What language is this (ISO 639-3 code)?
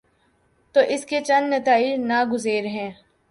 urd